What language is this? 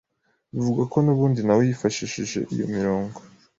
Kinyarwanda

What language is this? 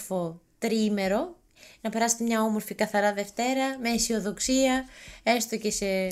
Greek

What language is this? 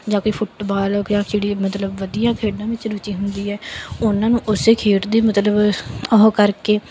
Punjabi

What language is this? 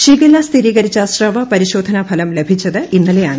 Malayalam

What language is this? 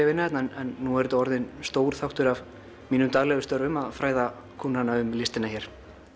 Icelandic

